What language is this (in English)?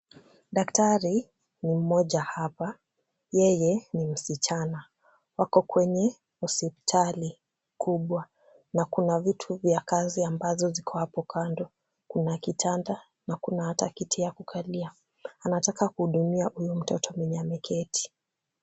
Swahili